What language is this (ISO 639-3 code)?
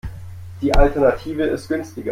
deu